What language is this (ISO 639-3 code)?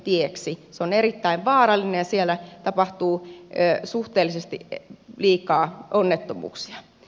fin